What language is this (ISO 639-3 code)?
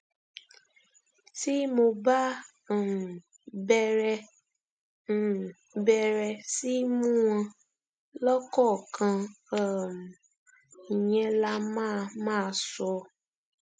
yor